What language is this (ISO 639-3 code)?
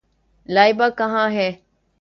urd